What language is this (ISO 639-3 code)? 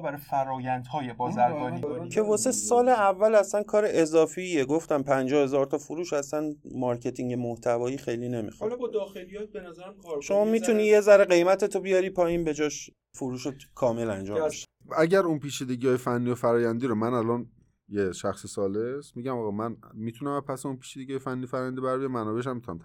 fas